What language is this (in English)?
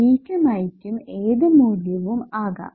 Malayalam